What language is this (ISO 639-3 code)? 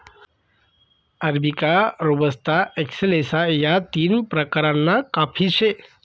mar